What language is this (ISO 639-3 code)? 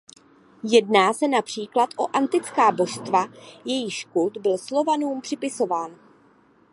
ces